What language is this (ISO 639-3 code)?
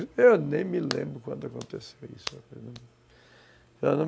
por